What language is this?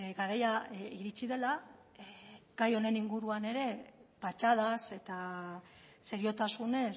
Basque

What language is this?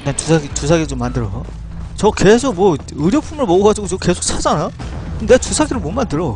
Korean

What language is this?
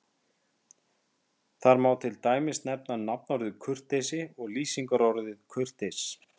Icelandic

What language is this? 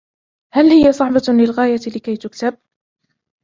Arabic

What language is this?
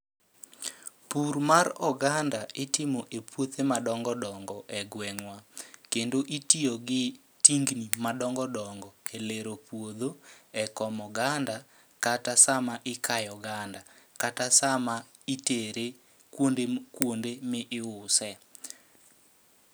Luo (Kenya and Tanzania)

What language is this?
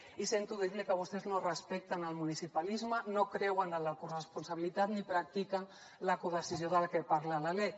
Catalan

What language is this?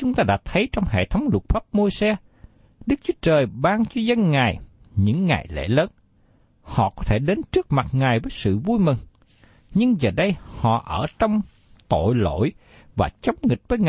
Vietnamese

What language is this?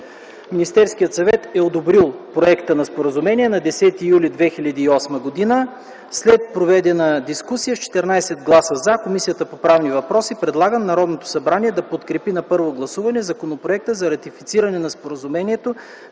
Bulgarian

